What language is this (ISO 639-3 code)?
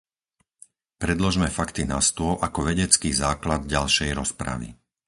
slk